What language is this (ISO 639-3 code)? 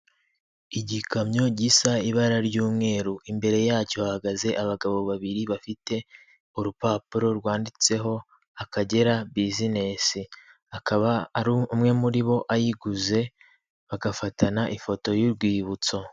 kin